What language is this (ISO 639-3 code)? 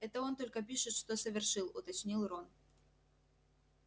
rus